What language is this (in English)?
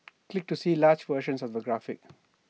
English